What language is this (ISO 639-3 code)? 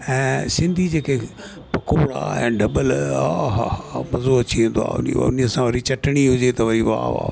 snd